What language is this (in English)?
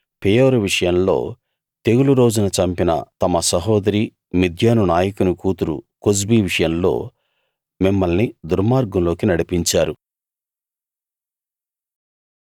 Telugu